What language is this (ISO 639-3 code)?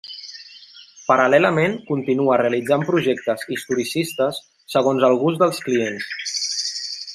cat